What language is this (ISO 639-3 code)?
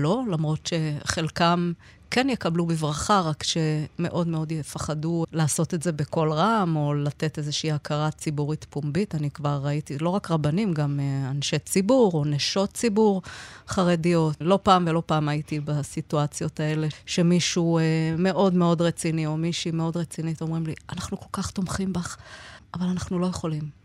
heb